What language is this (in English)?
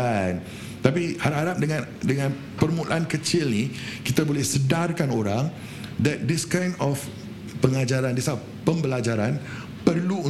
Malay